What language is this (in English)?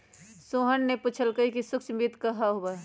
Magahi